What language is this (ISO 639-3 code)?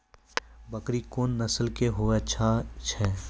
mai